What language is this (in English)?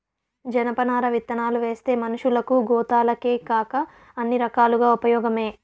Telugu